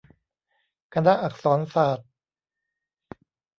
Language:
Thai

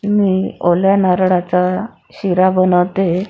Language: Marathi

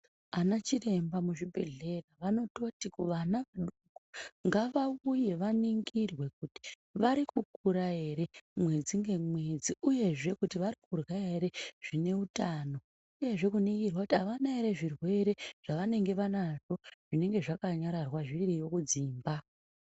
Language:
Ndau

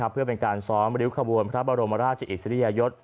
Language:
Thai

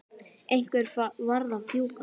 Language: Icelandic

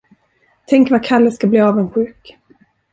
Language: Swedish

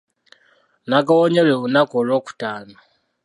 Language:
Ganda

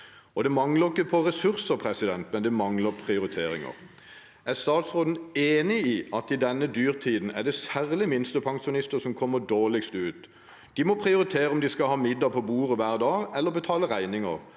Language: Norwegian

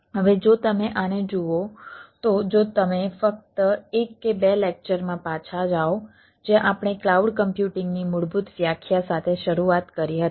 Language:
Gujarati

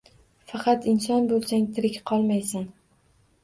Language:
Uzbek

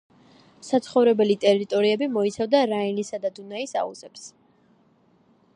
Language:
Georgian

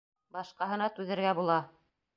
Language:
Bashkir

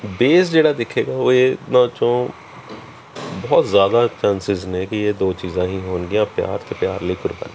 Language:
Punjabi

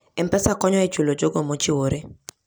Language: Luo (Kenya and Tanzania)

